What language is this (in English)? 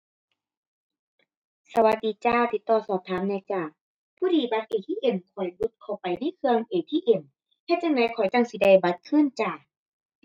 Thai